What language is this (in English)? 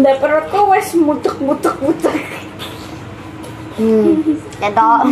Indonesian